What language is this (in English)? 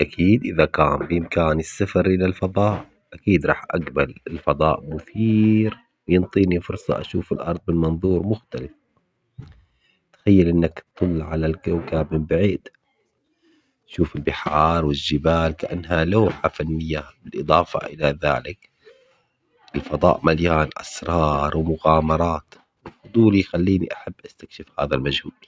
Omani Arabic